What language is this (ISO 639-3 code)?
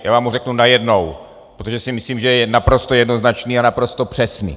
ces